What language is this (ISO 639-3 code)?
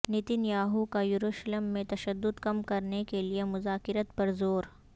urd